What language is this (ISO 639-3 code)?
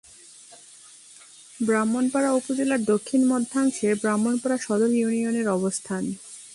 ben